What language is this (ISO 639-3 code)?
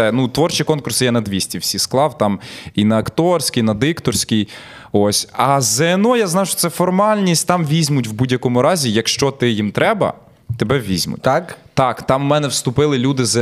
ukr